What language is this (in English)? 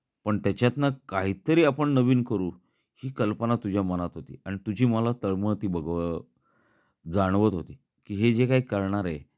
Marathi